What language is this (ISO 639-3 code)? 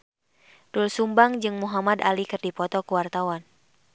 sun